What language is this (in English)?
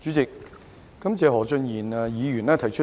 Cantonese